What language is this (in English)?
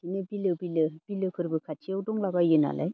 Bodo